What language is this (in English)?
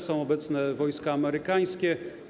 Polish